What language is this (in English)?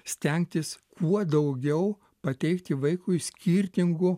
Lithuanian